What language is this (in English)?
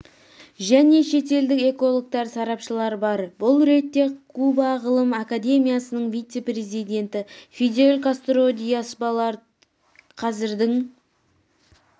Kazakh